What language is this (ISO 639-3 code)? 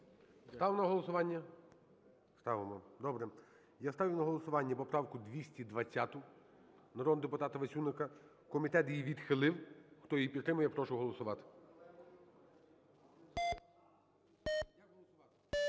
ukr